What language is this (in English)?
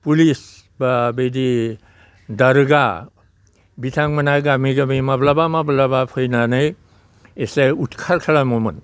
Bodo